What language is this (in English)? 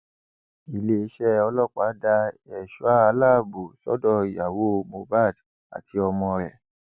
Yoruba